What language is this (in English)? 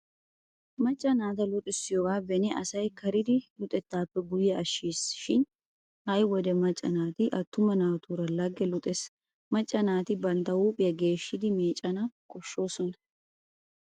Wolaytta